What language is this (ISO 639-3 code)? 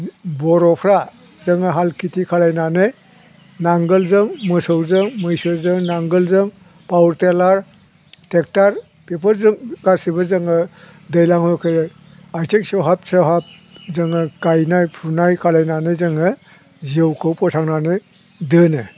brx